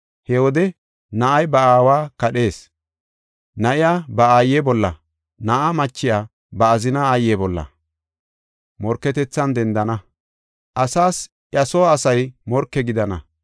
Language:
Gofa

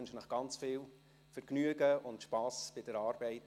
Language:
Swiss German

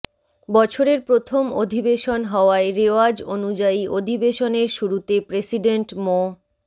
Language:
Bangla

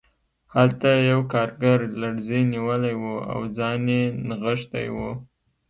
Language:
Pashto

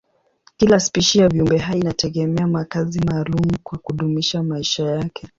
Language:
Swahili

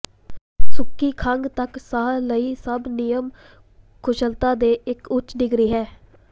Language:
Punjabi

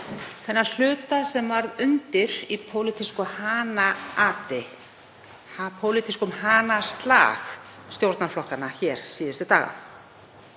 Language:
Icelandic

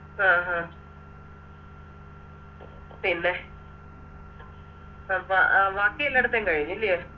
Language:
Malayalam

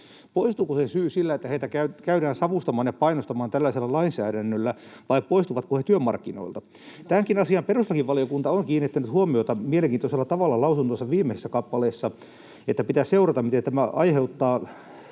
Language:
Finnish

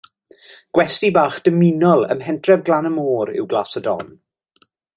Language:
Welsh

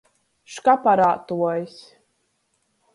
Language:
Latgalian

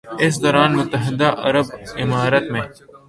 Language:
Urdu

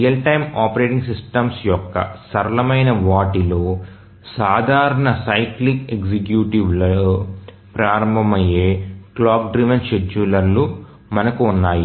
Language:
Telugu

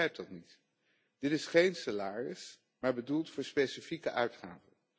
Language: Dutch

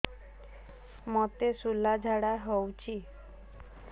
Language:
Odia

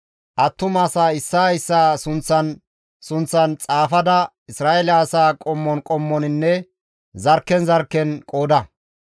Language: Gamo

